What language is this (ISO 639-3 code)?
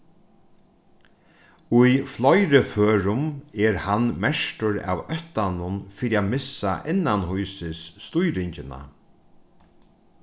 fao